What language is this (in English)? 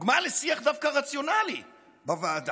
Hebrew